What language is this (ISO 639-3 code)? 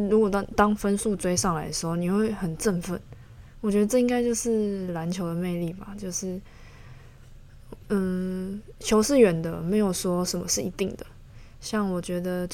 zho